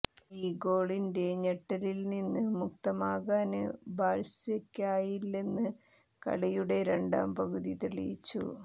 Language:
Malayalam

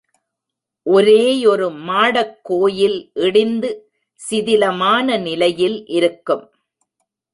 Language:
Tamil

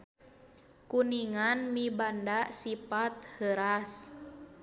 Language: Sundanese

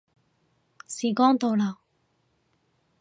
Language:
Cantonese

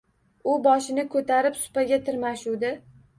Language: Uzbek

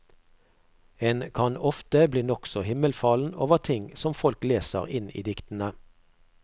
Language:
Norwegian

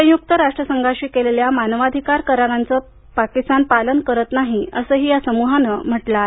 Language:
Marathi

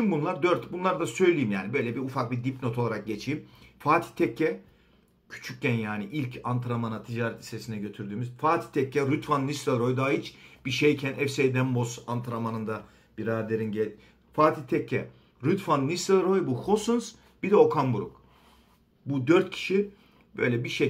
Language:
Turkish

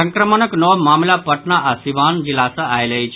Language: Maithili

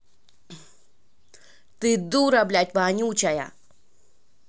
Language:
Russian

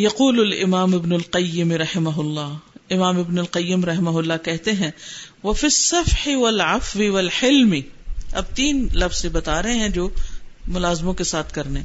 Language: Urdu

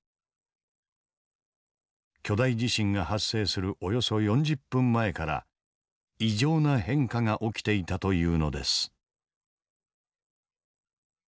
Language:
Japanese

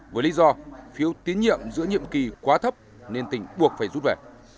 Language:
Vietnamese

